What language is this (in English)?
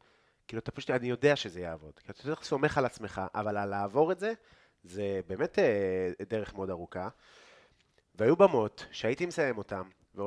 Hebrew